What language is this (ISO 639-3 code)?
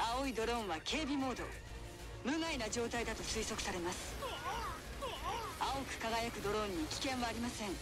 jpn